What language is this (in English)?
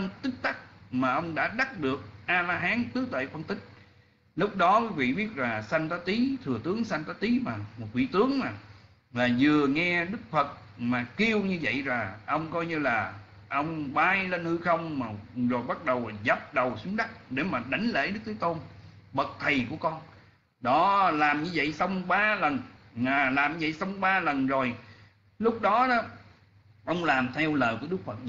Vietnamese